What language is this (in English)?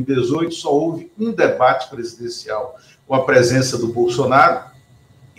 Portuguese